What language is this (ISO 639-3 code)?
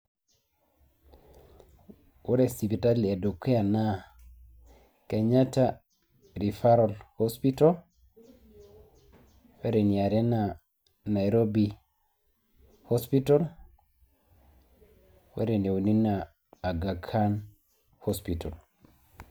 mas